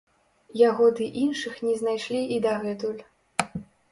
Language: Belarusian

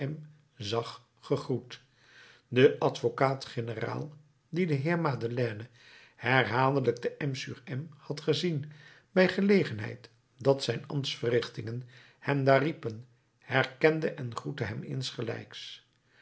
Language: Dutch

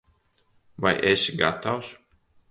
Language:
Latvian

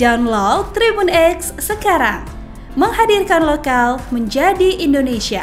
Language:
Indonesian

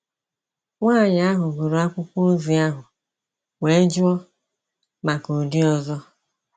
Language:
Igbo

